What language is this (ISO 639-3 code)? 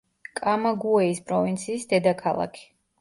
kat